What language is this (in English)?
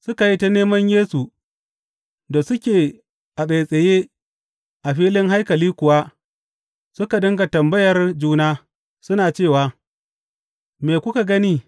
Hausa